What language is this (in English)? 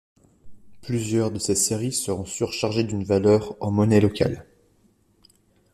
French